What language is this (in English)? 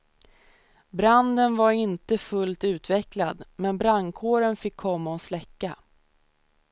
Swedish